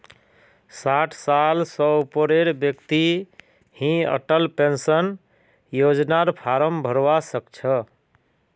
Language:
Magahi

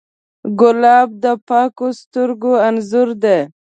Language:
Pashto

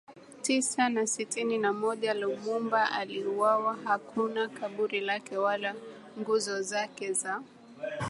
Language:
Swahili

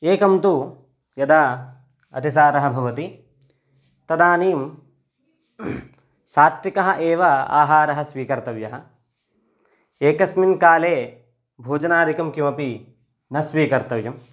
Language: Sanskrit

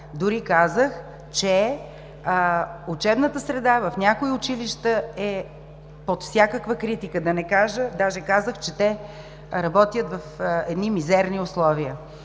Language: Bulgarian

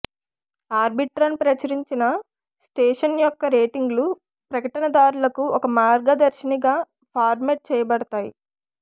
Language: Telugu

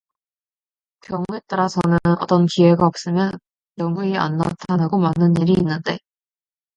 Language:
Korean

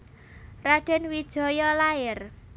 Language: Javanese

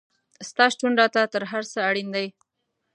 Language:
Pashto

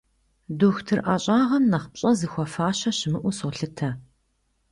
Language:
Kabardian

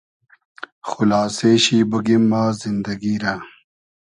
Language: Hazaragi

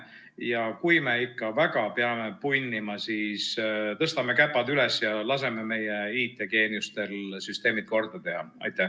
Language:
Estonian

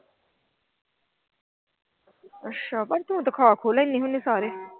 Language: Punjabi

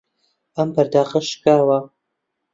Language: Central Kurdish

